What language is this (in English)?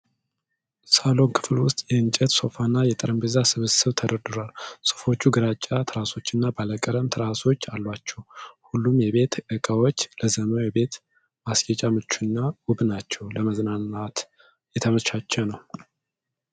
Amharic